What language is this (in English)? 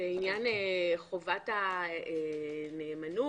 Hebrew